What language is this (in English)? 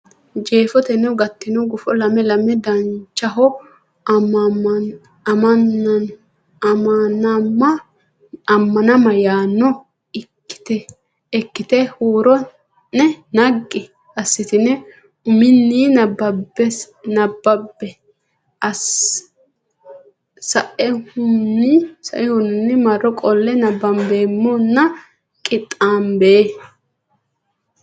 Sidamo